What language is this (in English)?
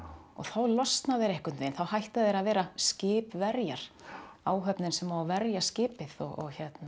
Icelandic